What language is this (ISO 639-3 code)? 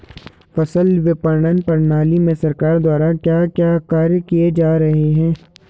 hin